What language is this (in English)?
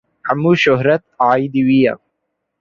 Kurdish